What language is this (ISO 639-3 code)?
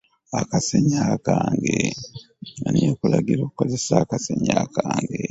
lug